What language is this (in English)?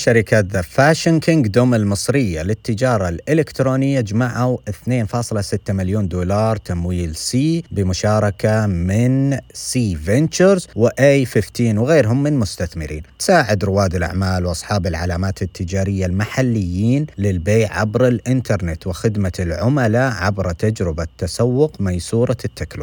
Arabic